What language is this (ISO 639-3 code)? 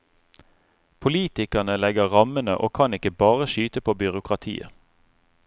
nor